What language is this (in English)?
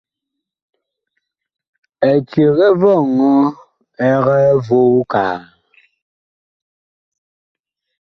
Bakoko